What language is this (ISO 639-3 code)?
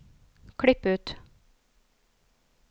nor